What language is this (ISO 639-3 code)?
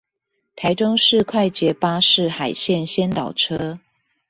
zho